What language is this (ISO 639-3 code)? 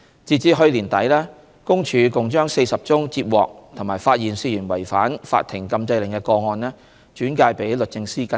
yue